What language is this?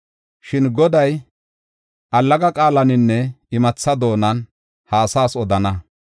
Gofa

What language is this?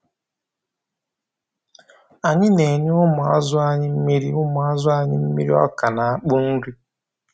Igbo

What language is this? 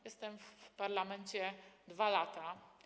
Polish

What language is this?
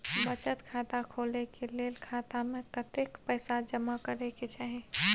Maithili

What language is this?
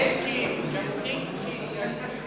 Hebrew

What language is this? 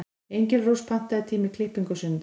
Icelandic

